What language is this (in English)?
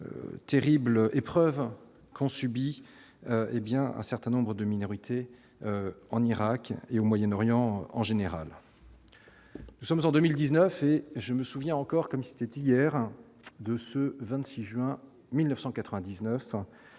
French